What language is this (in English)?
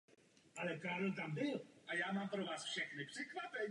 Czech